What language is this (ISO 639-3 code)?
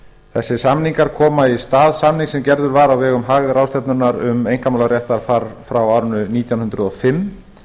isl